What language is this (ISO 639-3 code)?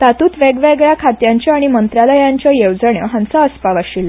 kok